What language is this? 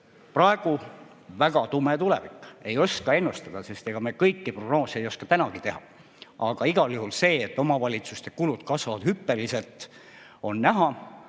Estonian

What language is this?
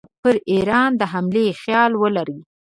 Pashto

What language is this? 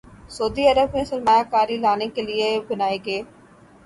Urdu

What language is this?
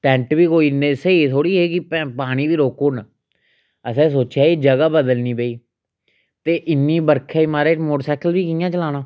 Dogri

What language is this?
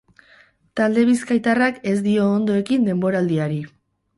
Basque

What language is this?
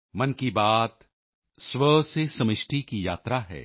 Punjabi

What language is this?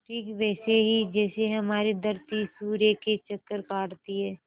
Hindi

